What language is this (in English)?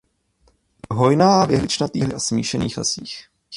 Czech